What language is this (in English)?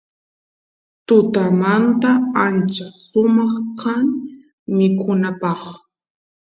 Santiago del Estero Quichua